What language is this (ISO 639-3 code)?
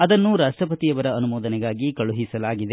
kan